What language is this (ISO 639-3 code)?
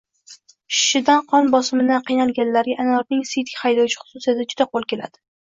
uzb